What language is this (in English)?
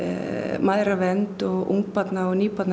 Icelandic